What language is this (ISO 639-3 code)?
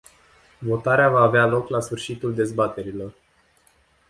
ron